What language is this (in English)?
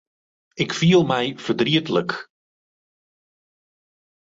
Western Frisian